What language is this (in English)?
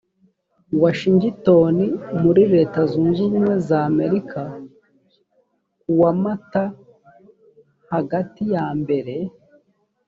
Kinyarwanda